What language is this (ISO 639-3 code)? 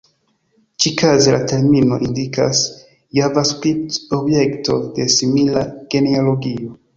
epo